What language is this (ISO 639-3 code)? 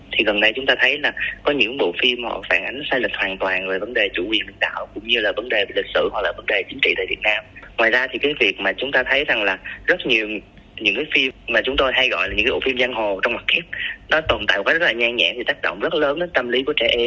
vie